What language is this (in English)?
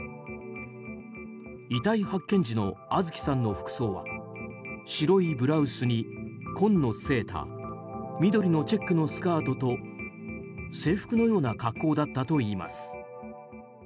Japanese